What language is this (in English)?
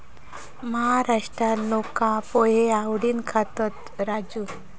Marathi